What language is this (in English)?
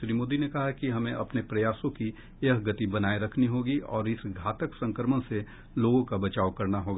Hindi